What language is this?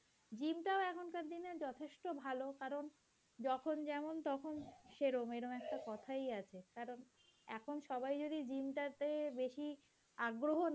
Bangla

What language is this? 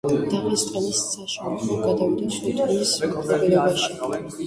Georgian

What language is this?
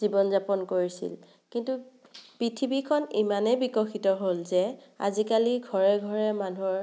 Assamese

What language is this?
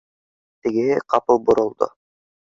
Bashkir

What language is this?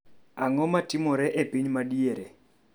Luo (Kenya and Tanzania)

